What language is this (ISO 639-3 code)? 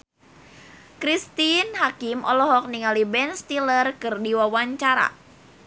sun